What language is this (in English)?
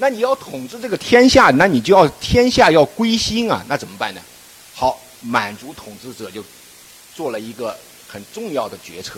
Chinese